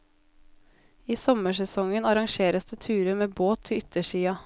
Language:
Norwegian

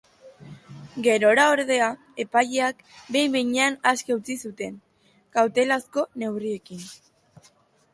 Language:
Basque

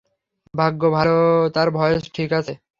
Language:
Bangla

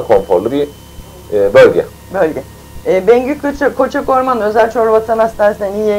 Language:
Turkish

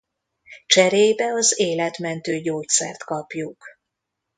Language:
Hungarian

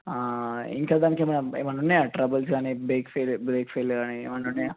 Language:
Telugu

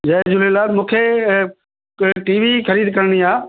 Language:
Sindhi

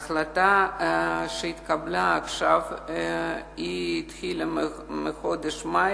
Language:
Hebrew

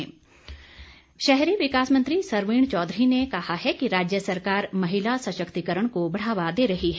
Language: Hindi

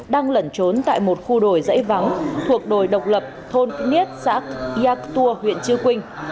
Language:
Vietnamese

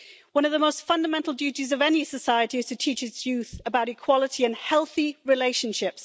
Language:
English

